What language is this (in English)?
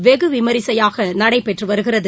Tamil